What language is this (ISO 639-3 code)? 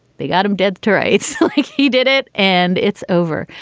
eng